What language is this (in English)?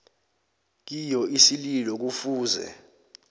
South Ndebele